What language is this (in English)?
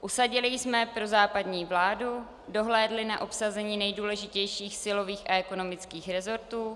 Czech